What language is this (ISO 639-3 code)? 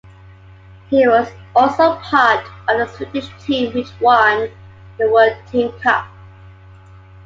eng